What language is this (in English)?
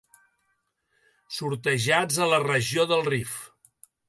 Catalan